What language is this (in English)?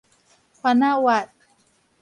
Min Nan Chinese